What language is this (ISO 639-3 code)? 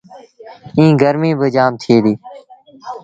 sbn